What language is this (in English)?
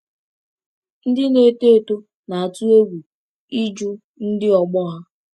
Igbo